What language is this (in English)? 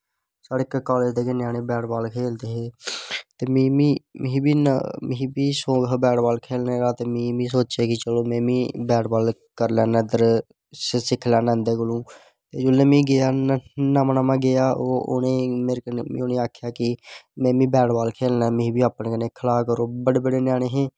Dogri